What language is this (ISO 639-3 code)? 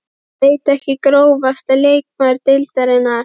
isl